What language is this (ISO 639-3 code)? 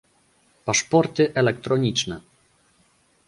pol